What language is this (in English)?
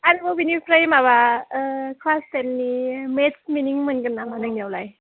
Bodo